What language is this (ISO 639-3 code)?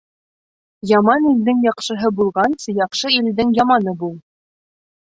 bak